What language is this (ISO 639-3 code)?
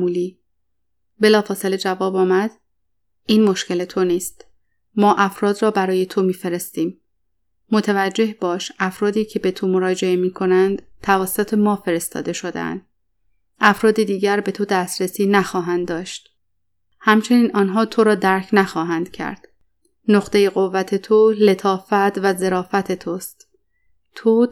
fas